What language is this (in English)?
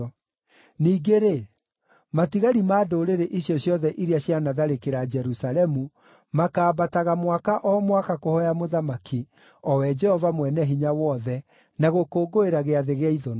Kikuyu